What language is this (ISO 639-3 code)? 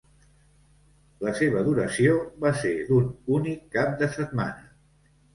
cat